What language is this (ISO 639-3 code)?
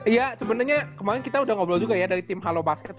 ind